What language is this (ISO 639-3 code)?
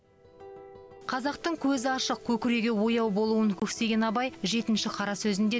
kaz